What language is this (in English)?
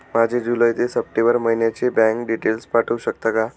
Marathi